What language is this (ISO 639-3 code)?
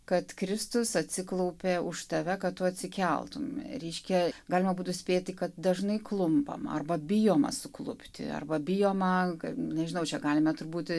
lit